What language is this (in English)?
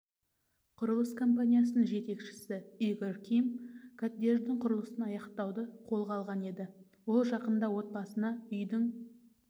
Kazakh